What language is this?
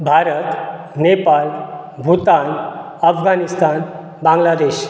Konkani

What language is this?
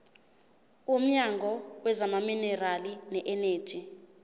Zulu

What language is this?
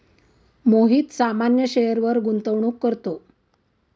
Marathi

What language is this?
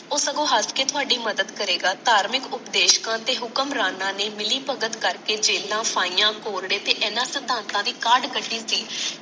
Punjabi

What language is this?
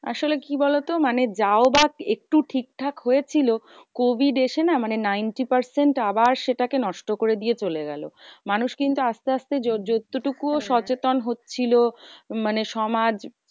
Bangla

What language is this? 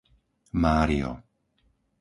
Slovak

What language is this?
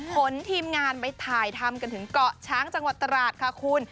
Thai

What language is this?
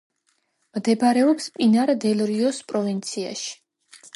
Georgian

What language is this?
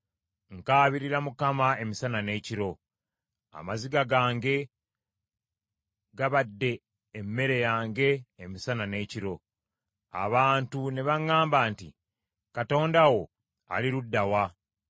Ganda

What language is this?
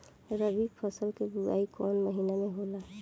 Bhojpuri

